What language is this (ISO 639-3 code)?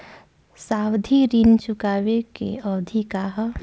bho